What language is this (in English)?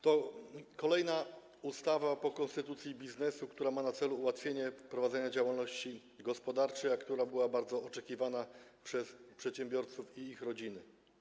Polish